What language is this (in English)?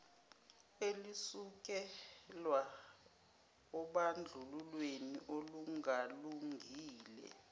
Zulu